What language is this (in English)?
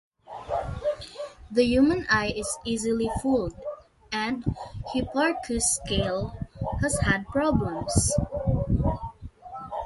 English